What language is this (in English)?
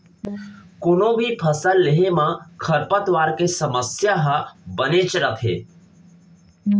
Chhattisgarhi